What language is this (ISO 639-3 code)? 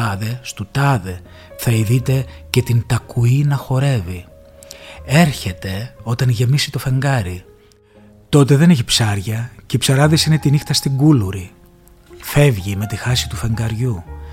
ell